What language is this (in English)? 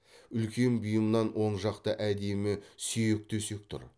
Kazakh